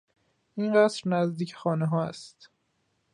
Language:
Persian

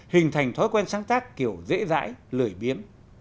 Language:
Vietnamese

